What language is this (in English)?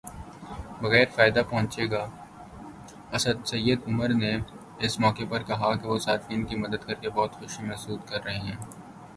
Urdu